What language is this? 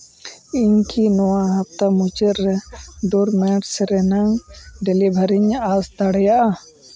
Santali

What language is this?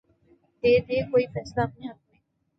Urdu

